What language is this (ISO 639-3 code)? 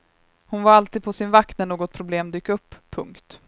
swe